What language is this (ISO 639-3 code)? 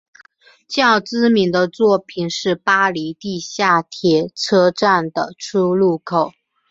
zho